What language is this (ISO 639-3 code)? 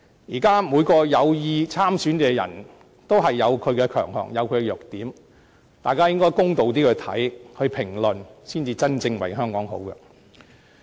yue